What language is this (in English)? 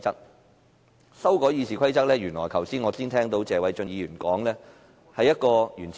Cantonese